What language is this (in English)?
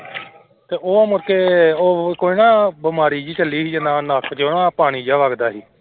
Punjabi